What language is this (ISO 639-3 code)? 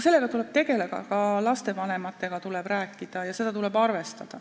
est